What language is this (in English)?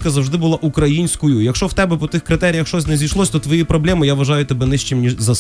Ukrainian